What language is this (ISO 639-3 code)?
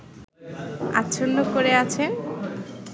ben